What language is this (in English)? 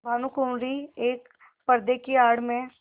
Hindi